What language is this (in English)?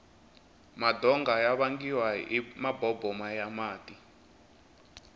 Tsonga